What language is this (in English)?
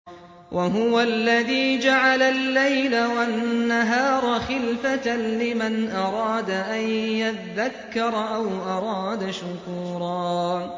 Arabic